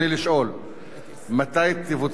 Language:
Hebrew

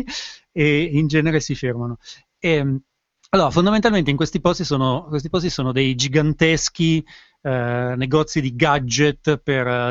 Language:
Italian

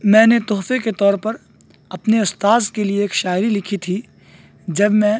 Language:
Urdu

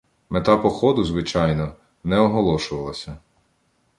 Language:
Ukrainian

